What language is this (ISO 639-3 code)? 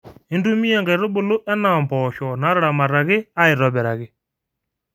mas